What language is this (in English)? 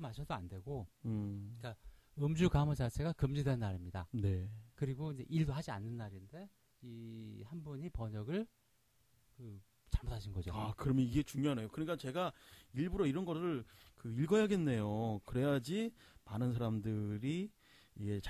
Korean